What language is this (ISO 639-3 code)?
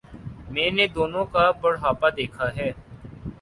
urd